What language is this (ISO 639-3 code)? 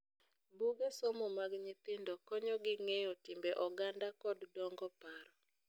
luo